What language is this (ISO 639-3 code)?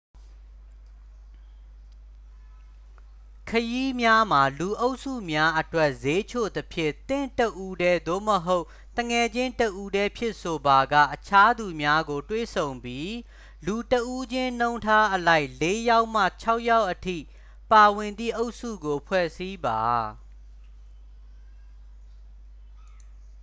mya